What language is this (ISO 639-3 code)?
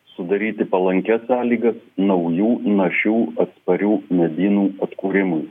lit